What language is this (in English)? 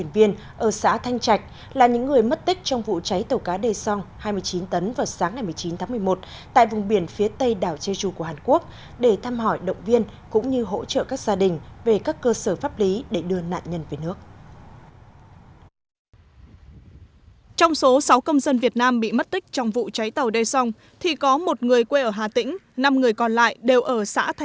Vietnamese